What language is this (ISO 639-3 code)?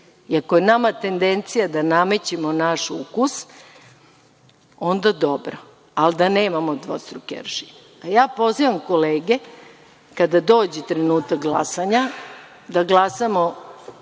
srp